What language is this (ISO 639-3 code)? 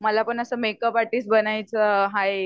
mar